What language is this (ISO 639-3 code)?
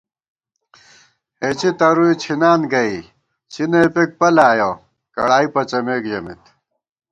gwt